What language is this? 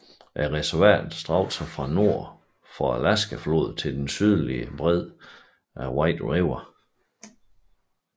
Danish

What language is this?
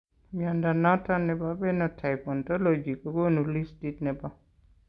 Kalenjin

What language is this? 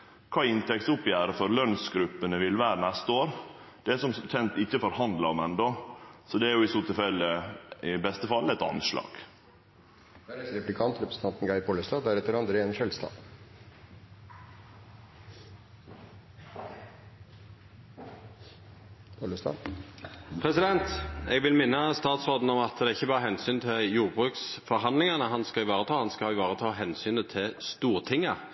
Norwegian Nynorsk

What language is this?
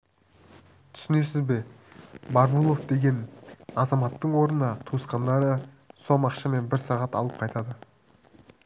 Kazakh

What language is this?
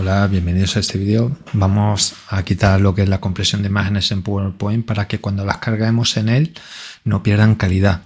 Spanish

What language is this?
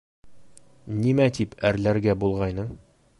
Bashkir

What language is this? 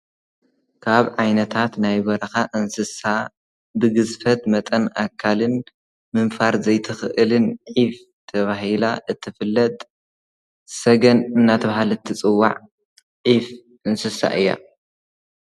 Tigrinya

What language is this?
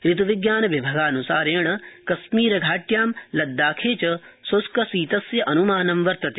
Sanskrit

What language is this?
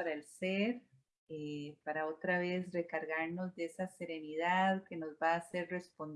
Spanish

